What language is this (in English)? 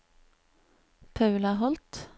Norwegian